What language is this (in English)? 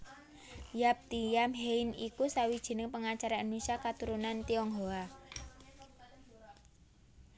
Javanese